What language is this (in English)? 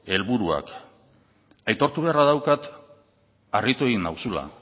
Basque